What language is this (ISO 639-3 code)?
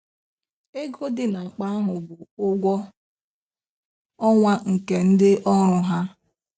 ibo